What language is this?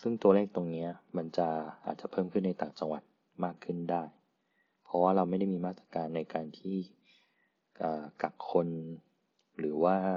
Thai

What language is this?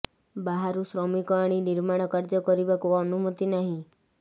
Odia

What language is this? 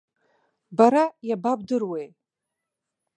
Abkhazian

